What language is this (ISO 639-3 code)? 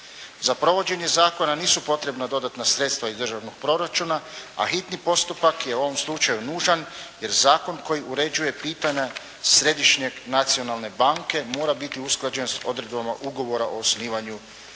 hrv